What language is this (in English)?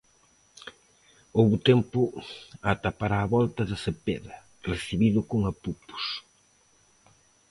Galician